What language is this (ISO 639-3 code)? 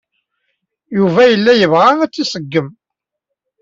kab